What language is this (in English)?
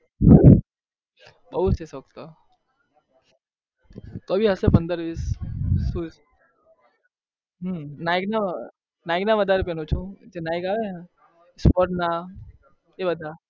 Gujarati